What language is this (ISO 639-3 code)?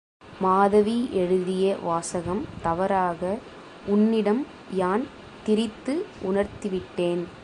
tam